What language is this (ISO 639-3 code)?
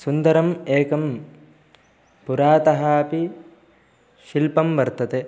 san